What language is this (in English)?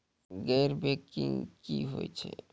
Maithili